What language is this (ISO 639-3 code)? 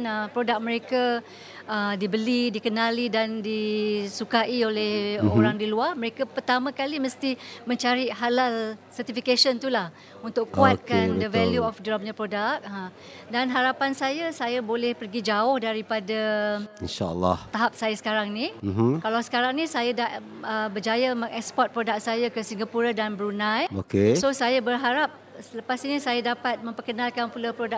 msa